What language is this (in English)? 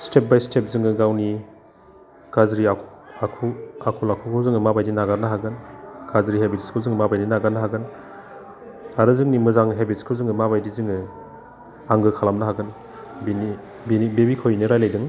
Bodo